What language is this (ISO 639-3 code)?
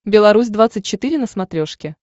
rus